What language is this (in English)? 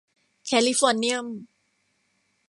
Thai